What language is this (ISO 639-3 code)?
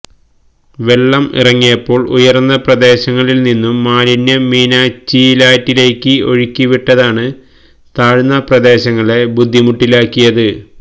mal